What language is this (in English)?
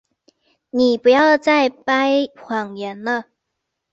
Chinese